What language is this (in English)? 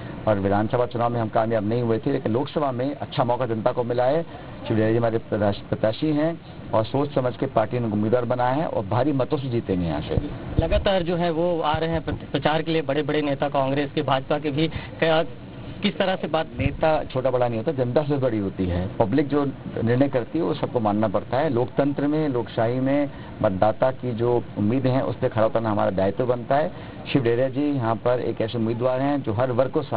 Hindi